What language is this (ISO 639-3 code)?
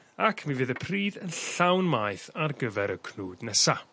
cym